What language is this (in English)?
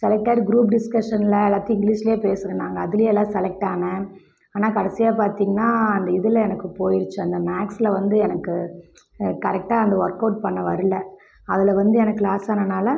Tamil